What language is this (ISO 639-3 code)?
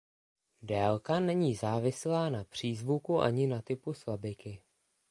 ces